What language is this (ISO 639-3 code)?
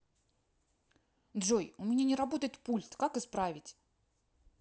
rus